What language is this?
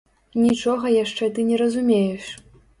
Belarusian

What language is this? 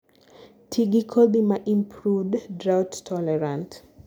Luo (Kenya and Tanzania)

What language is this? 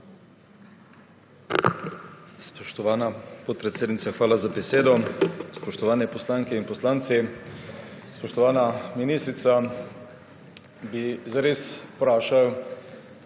Slovenian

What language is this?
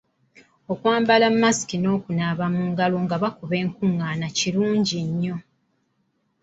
Ganda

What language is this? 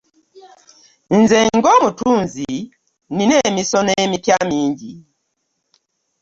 Ganda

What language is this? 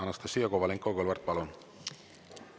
Estonian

